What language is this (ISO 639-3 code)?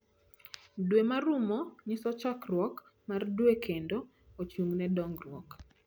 luo